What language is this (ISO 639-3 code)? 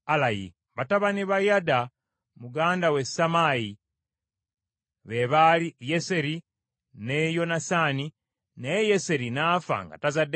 lug